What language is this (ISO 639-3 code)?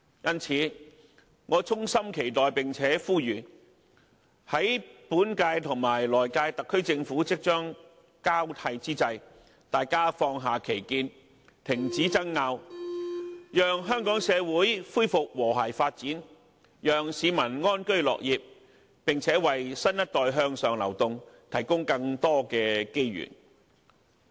yue